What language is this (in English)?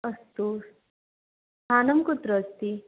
Sanskrit